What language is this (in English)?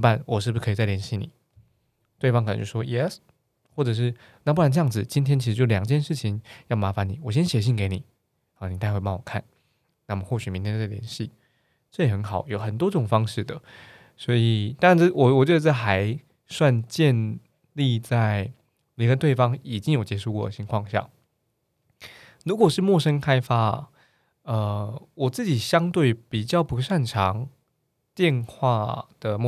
Chinese